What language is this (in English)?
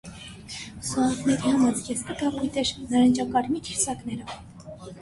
Armenian